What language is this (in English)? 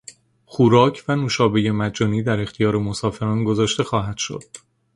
Persian